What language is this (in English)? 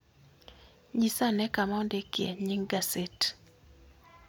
Luo (Kenya and Tanzania)